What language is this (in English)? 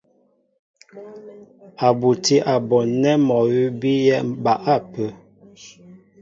Mbo (Cameroon)